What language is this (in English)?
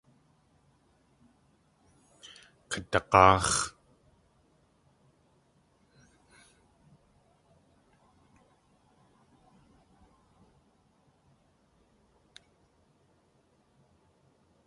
Tlingit